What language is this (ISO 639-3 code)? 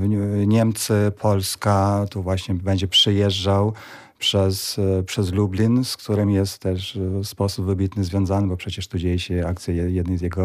pol